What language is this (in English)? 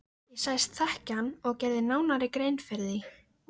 Icelandic